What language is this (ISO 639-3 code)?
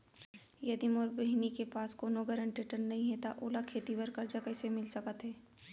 hne